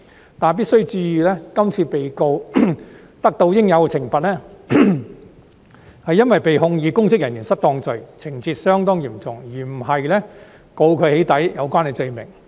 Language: Cantonese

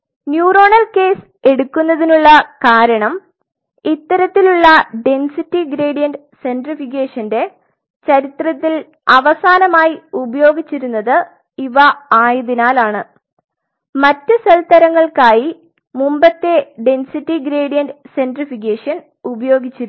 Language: Malayalam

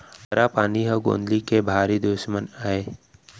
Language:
Chhattisgarhi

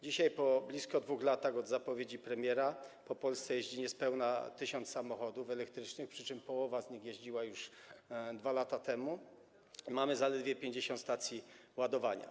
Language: Polish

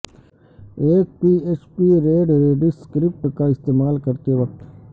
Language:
Urdu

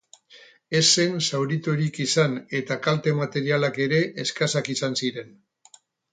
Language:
Basque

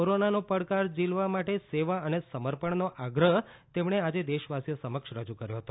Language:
Gujarati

